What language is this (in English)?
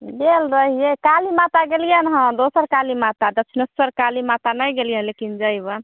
Maithili